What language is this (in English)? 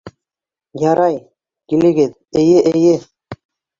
Bashkir